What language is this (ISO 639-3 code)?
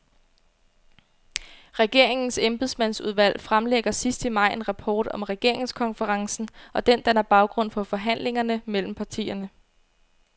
dan